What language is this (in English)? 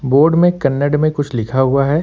Hindi